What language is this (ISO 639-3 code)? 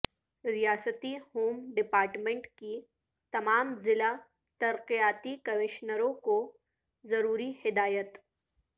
urd